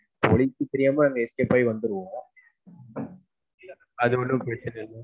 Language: Tamil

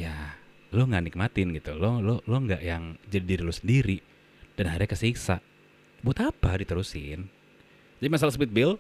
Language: Indonesian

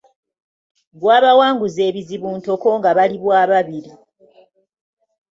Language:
Ganda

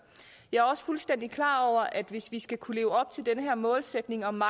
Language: Danish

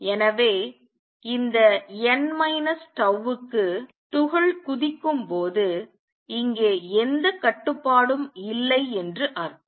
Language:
Tamil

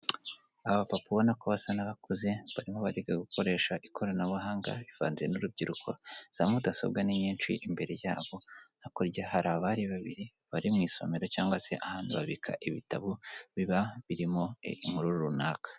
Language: Kinyarwanda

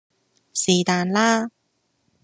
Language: Cantonese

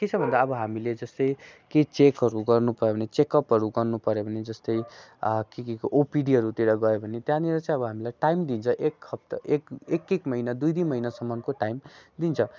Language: Nepali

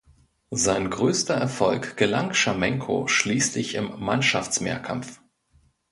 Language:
German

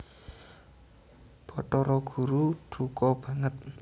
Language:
Javanese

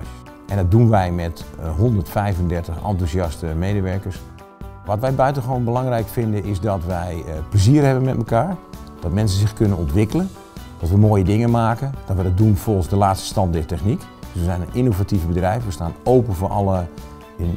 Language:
Dutch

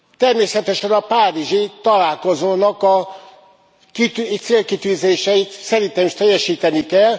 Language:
Hungarian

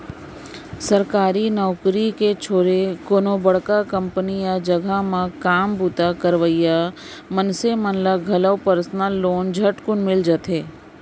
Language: Chhattisgarhi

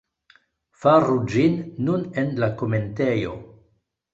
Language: Esperanto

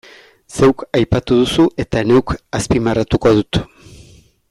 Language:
Basque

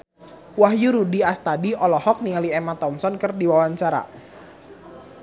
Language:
Sundanese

